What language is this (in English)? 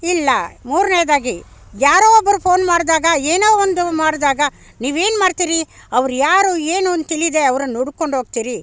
Kannada